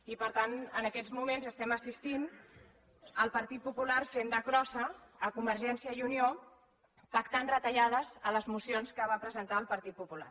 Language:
Catalan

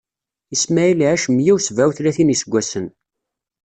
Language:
Kabyle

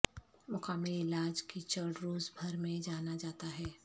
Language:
Urdu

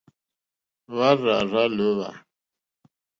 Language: Mokpwe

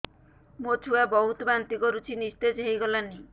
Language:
Odia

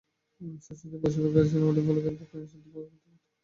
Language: Bangla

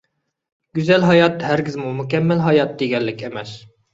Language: Uyghur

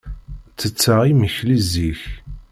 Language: Kabyle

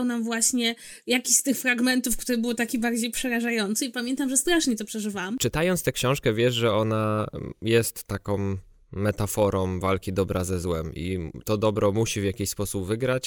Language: Polish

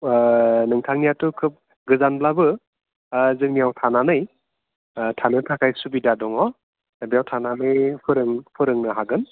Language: Bodo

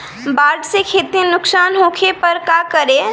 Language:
Bhojpuri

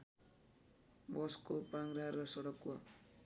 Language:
Nepali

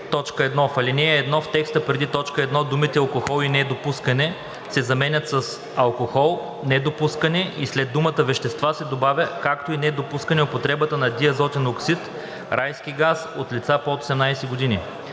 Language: Bulgarian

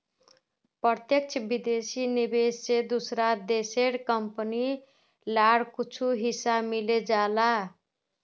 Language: Magahi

